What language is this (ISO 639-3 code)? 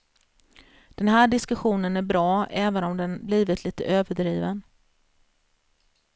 swe